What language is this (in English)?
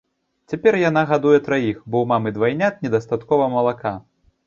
Belarusian